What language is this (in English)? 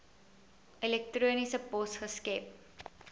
Afrikaans